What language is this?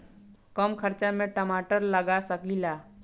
Bhojpuri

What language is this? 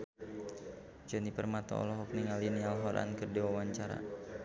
Sundanese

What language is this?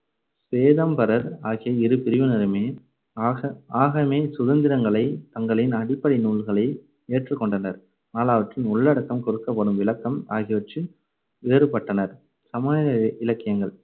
Tamil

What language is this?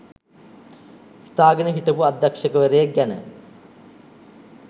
Sinhala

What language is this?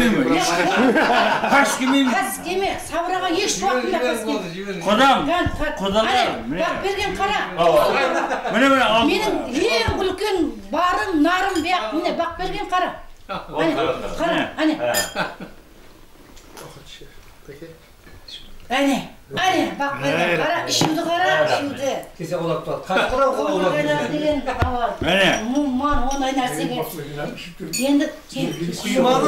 Turkish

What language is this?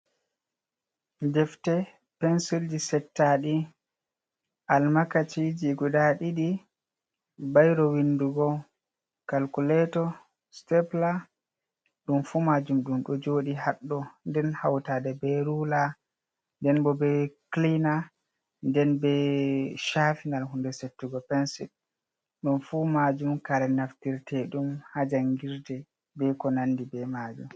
Fula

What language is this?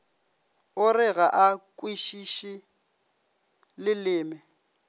Northern Sotho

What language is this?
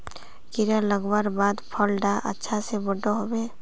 Magahi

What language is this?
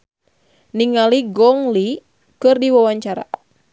Sundanese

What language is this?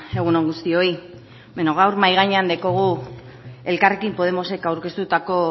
Basque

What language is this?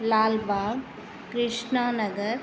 Sindhi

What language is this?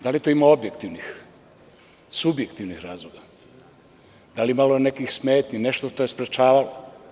Serbian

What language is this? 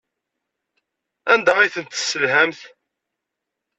Kabyle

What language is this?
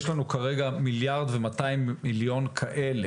Hebrew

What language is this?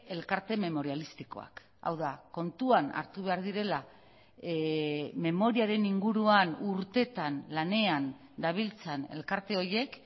Basque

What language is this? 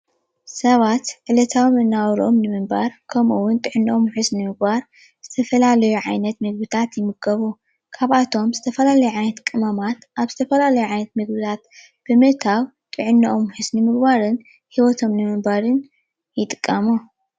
Tigrinya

